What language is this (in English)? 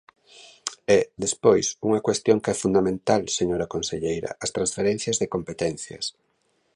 Galician